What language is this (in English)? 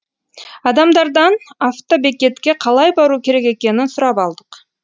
Kazakh